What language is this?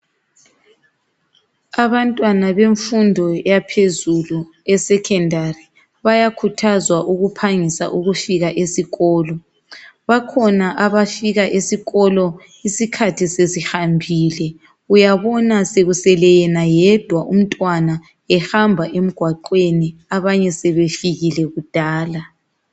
North Ndebele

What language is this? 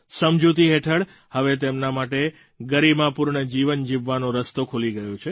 Gujarati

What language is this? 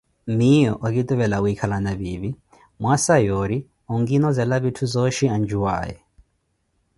Koti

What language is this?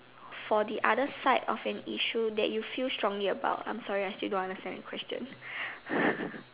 English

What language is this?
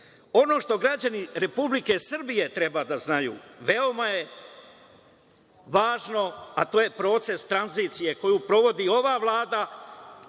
Serbian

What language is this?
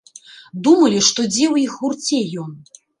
Belarusian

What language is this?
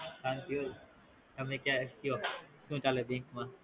Gujarati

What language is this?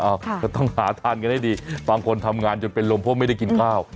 Thai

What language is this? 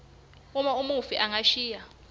Swati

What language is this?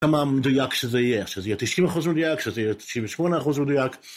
Hebrew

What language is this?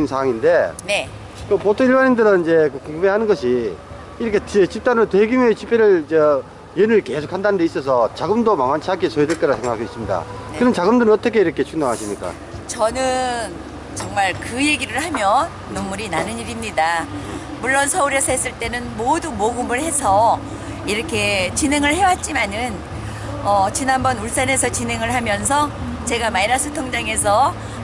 Korean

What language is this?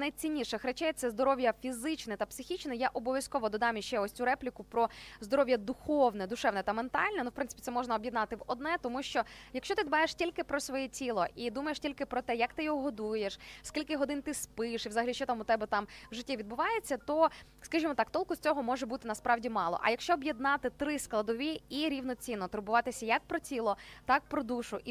Ukrainian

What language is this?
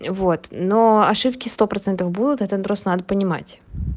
Russian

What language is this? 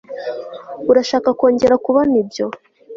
Kinyarwanda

